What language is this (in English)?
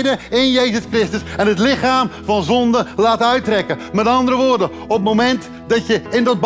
Dutch